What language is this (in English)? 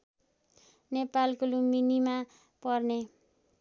Nepali